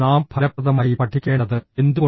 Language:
Malayalam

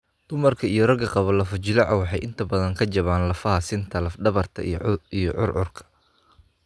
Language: Somali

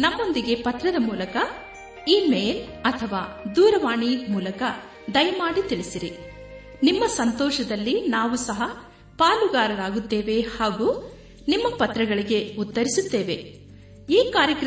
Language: Kannada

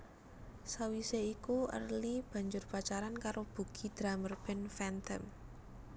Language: Javanese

